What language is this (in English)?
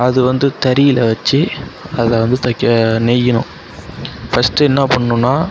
Tamil